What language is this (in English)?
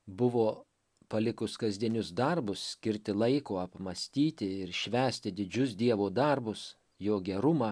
Lithuanian